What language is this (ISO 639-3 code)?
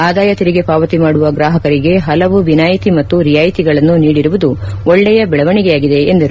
kan